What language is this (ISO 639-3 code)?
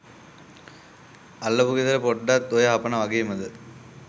sin